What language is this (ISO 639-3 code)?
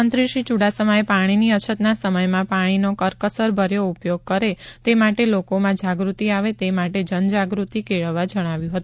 guj